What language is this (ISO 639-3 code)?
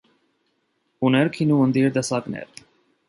hye